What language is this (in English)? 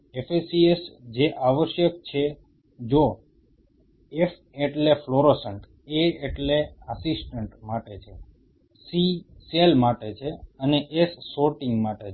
Gujarati